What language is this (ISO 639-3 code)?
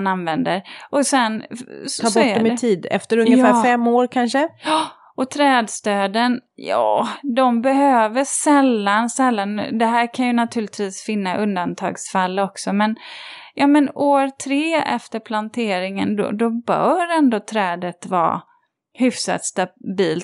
swe